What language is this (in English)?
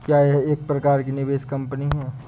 Hindi